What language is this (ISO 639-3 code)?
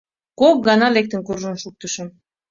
chm